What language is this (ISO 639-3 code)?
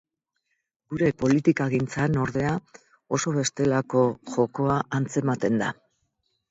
eus